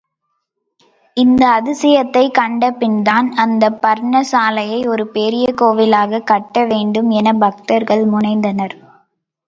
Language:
Tamil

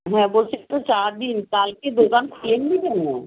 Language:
Bangla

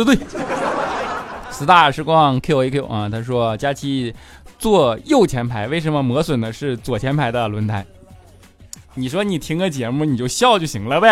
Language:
Chinese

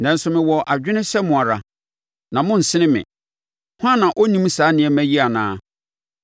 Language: Akan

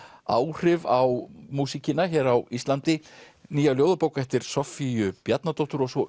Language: Icelandic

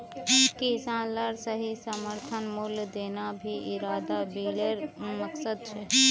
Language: Magahi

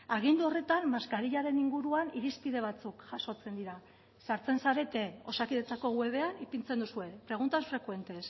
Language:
Basque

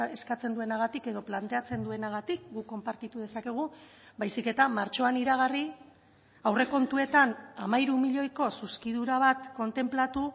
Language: Basque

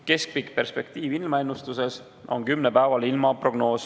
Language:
Estonian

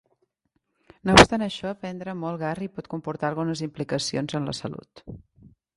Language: Catalan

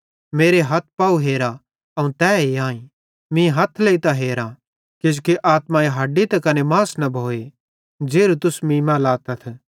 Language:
Bhadrawahi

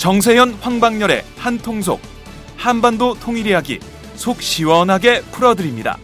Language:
Korean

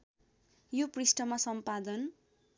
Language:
Nepali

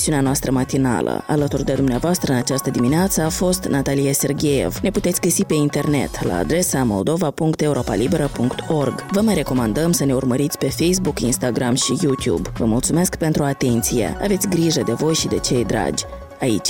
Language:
Romanian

